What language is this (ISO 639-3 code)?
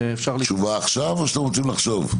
heb